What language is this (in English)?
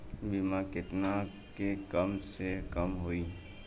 Bhojpuri